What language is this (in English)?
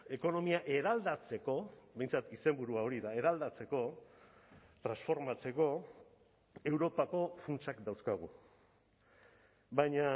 Basque